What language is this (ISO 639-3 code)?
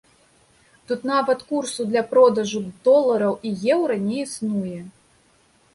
bel